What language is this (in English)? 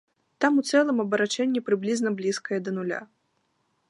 Belarusian